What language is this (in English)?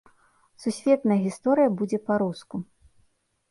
Belarusian